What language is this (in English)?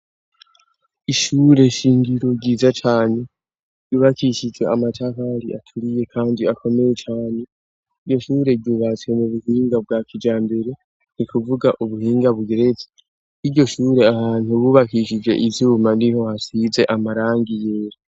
Rundi